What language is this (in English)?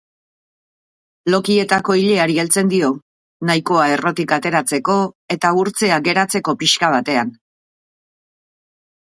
Basque